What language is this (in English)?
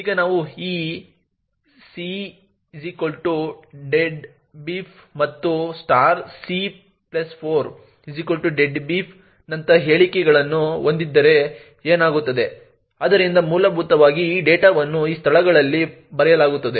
Kannada